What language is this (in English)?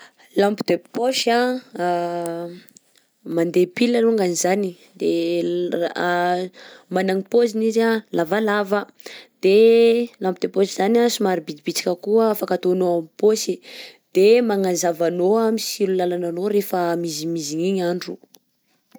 Southern Betsimisaraka Malagasy